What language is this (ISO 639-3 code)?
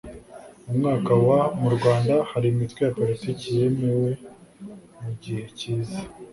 kin